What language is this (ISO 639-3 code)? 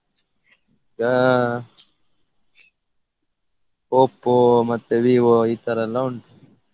kan